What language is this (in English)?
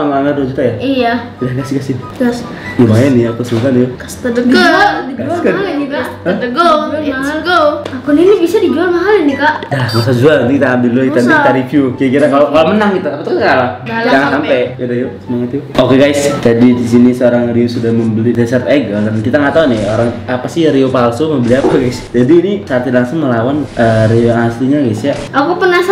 Indonesian